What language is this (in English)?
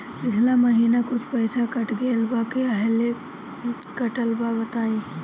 Bhojpuri